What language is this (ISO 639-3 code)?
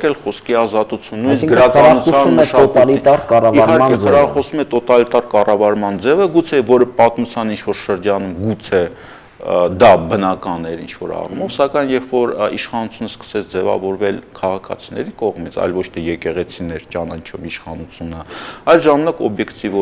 tur